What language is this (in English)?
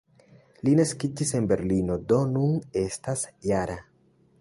Esperanto